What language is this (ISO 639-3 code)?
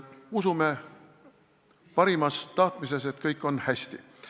est